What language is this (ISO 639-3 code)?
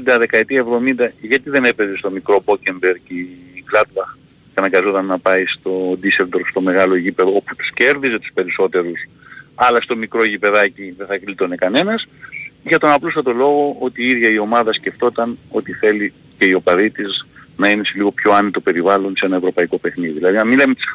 ell